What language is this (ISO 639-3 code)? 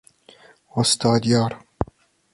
fas